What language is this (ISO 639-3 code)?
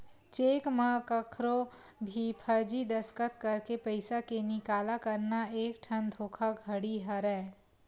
hne